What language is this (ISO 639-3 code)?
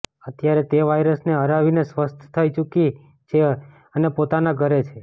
guj